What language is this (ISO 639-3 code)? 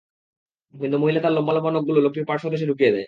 ben